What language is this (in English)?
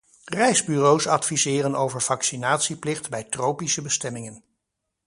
Dutch